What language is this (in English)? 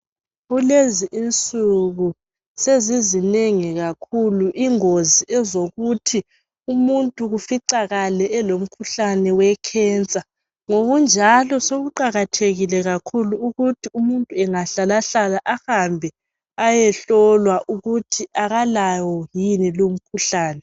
North Ndebele